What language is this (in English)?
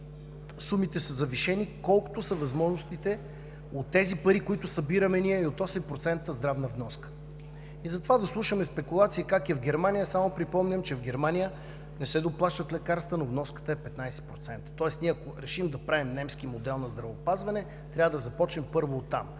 Bulgarian